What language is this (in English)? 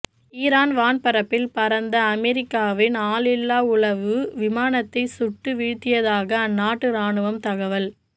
Tamil